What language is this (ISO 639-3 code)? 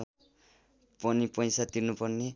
nep